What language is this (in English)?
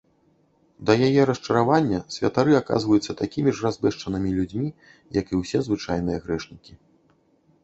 Belarusian